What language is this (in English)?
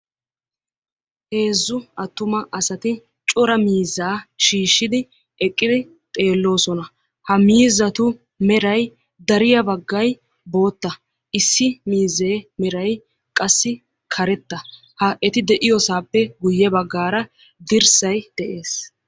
Wolaytta